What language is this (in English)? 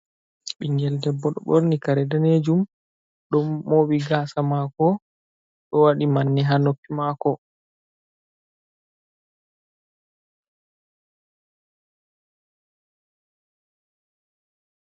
Fula